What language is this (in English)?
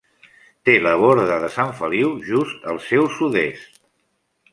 Catalan